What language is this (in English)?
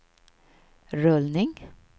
Swedish